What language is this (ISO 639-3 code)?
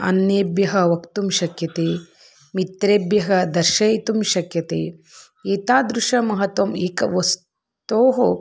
san